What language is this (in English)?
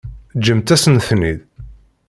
Kabyle